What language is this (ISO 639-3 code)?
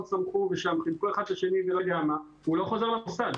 heb